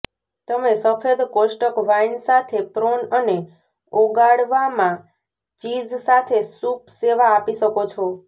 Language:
Gujarati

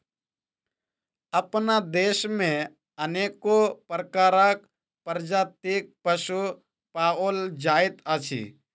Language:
Maithili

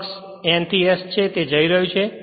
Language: Gujarati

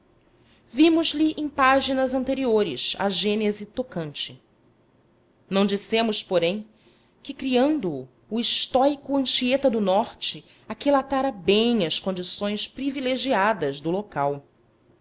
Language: Portuguese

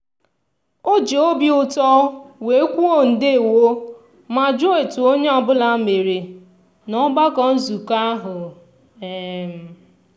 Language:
Igbo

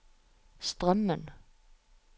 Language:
Norwegian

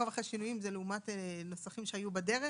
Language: Hebrew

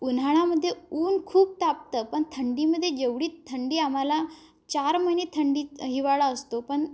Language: Marathi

